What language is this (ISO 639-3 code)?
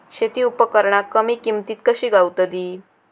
mar